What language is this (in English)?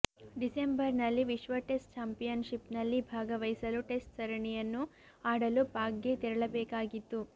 Kannada